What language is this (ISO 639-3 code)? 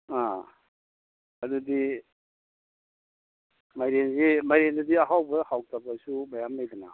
mni